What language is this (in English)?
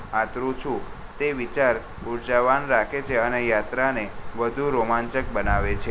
Gujarati